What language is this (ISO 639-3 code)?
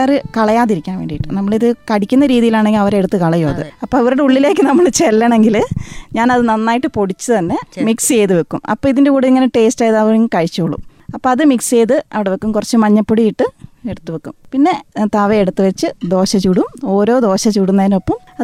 mal